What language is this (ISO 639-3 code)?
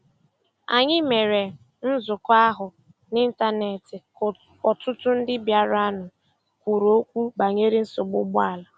ibo